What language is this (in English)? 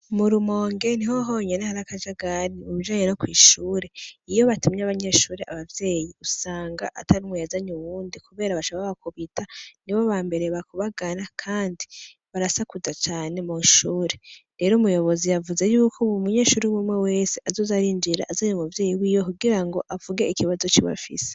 Rundi